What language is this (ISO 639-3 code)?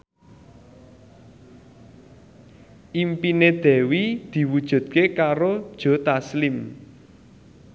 jav